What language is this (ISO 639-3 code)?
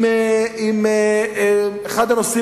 heb